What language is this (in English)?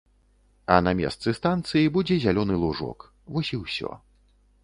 Belarusian